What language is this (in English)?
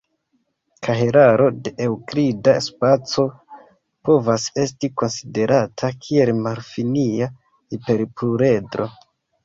Esperanto